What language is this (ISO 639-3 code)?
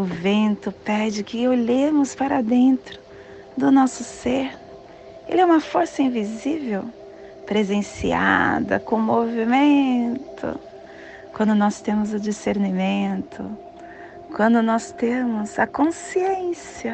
por